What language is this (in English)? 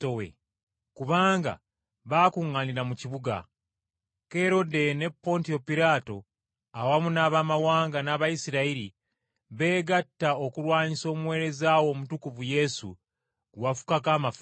Ganda